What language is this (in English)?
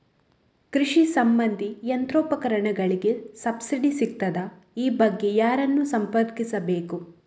Kannada